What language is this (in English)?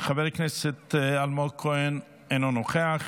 Hebrew